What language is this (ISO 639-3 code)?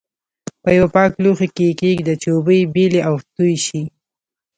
pus